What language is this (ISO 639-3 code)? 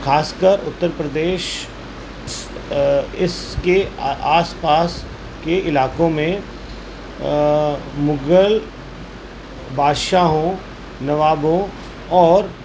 urd